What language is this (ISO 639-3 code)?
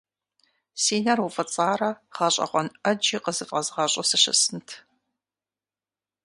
kbd